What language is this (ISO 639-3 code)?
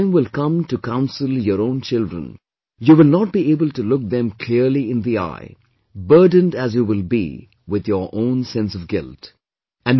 eng